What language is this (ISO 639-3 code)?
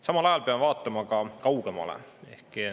est